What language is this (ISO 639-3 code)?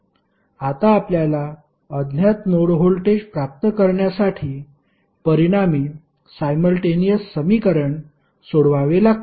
mar